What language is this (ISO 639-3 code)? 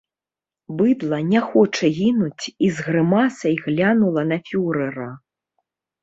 bel